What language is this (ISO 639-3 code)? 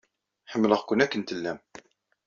kab